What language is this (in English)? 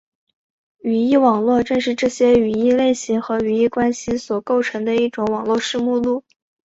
Chinese